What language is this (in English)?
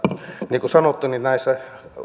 Finnish